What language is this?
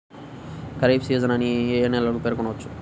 Telugu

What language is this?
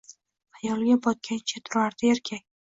Uzbek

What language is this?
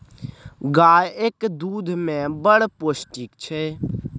Maithili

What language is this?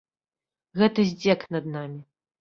Belarusian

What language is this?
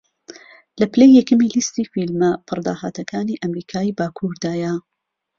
Central Kurdish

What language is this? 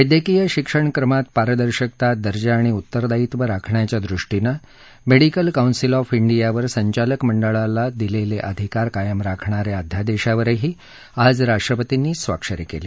Marathi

